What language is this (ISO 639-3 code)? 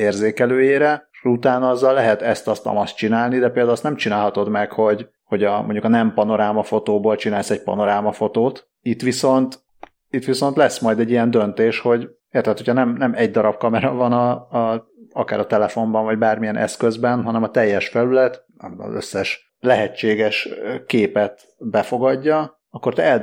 hun